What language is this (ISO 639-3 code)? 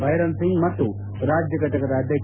kan